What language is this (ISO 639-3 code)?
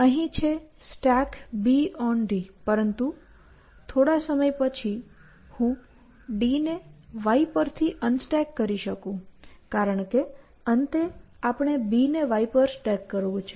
guj